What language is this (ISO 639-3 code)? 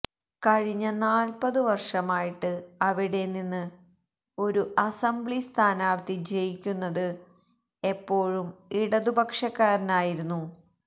mal